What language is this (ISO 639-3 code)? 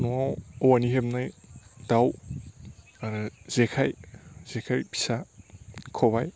brx